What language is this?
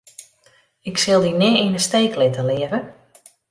Western Frisian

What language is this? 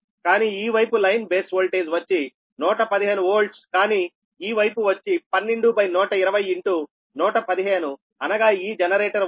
Telugu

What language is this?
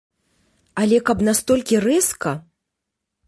Belarusian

